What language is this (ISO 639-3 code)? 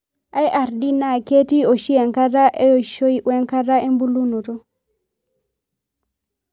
mas